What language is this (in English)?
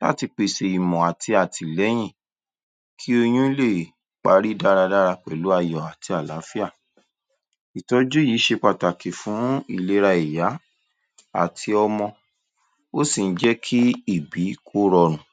Yoruba